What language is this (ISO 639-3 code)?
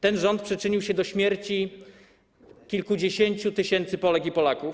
pol